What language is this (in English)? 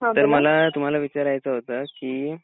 Marathi